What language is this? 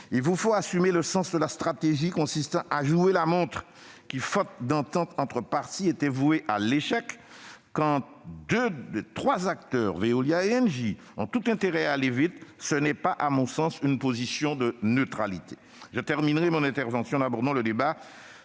French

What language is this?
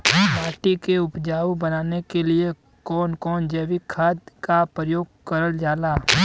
Bhojpuri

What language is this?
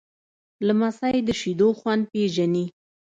Pashto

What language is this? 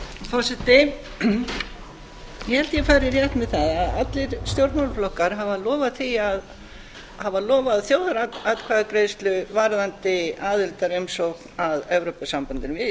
Icelandic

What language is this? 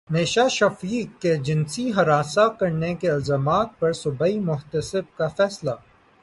Urdu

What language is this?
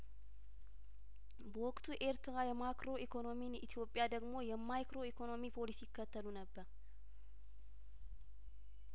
Amharic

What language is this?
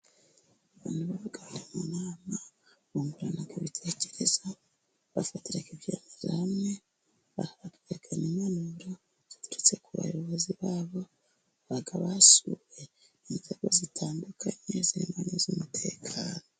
Kinyarwanda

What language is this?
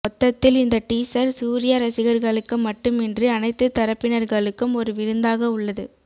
Tamil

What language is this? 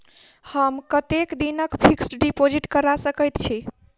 Maithili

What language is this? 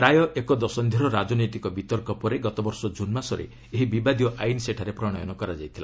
Odia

